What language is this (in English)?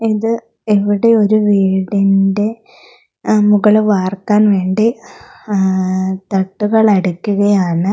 Malayalam